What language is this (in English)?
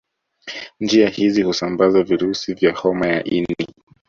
Swahili